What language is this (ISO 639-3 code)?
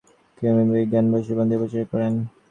ben